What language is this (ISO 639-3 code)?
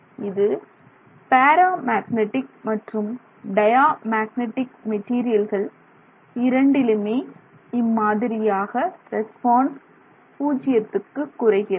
tam